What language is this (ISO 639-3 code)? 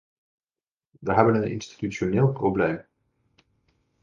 nld